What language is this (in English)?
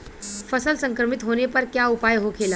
Bhojpuri